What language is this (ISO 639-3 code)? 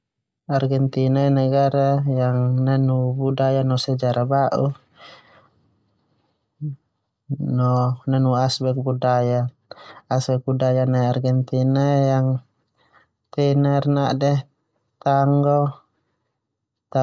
twu